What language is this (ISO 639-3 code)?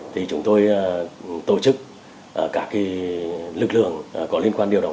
vie